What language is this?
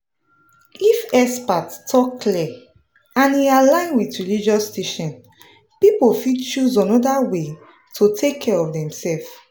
Nigerian Pidgin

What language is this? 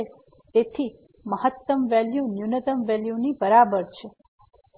Gujarati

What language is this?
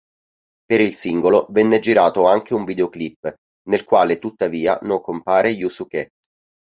Italian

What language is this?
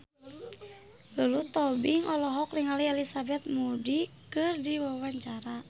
Sundanese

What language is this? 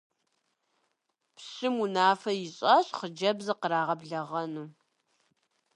Kabardian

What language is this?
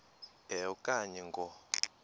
Xhosa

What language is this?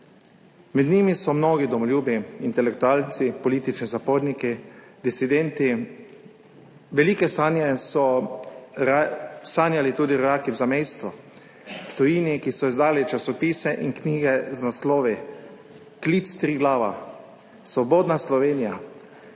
Slovenian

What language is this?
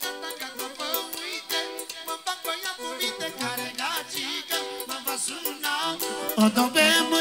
Romanian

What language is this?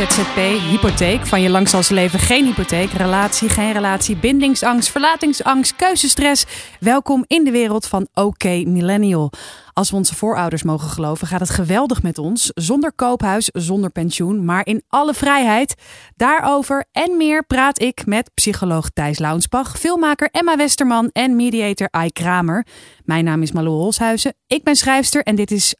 Dutch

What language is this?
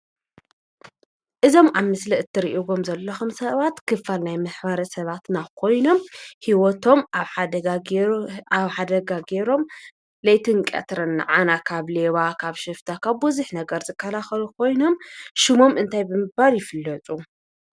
Tigrinya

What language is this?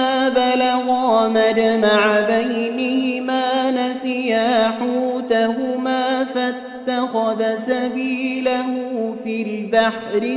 Arabic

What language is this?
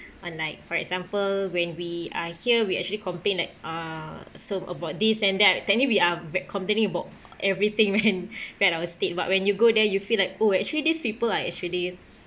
English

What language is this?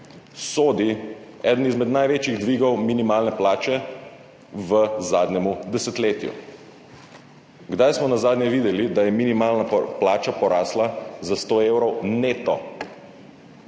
Slovenian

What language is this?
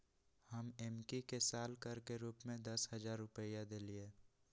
Magahi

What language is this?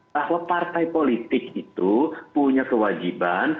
Indonesian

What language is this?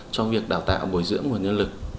Vietnamese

